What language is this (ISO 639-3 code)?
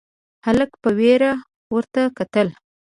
pus